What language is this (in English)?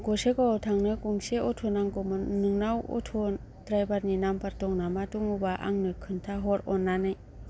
Bodo